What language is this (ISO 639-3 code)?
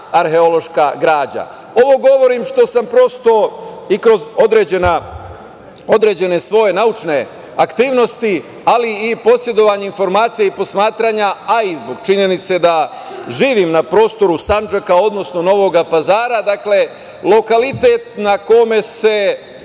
srp